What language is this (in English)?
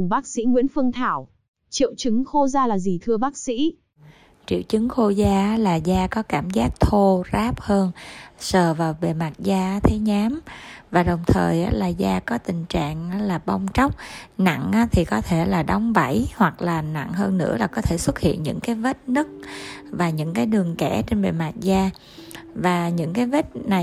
Vietnamese